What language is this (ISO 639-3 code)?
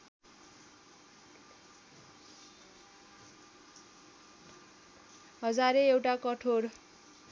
nep